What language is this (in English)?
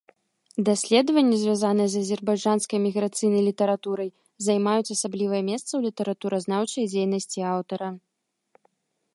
Belarusian